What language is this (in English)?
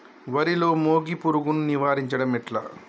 Telugu